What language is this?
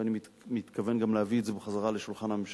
Hebrew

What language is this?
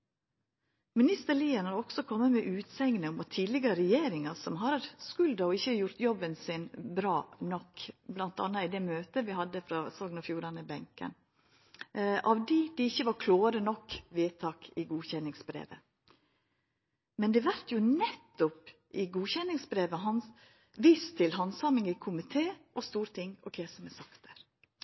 Norwegian Nynorsk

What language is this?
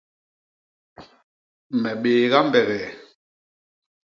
Basaa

